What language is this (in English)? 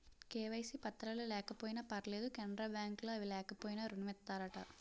Telugu